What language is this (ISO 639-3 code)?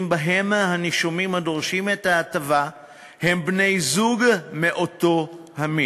heb